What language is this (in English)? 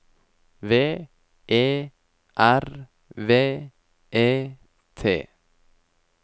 Norwegian